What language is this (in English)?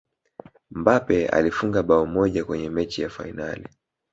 Swahili